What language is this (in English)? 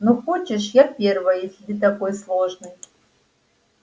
Russian